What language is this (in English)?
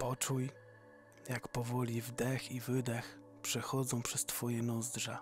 Polish